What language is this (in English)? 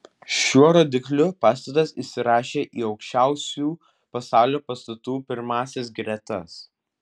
Lithuanian